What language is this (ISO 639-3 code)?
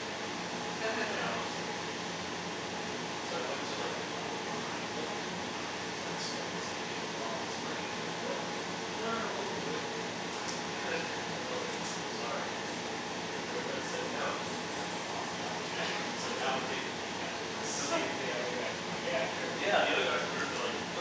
eng